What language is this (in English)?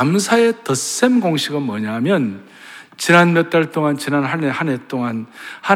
Korean